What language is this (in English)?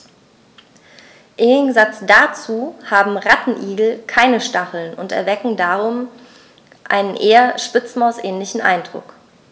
German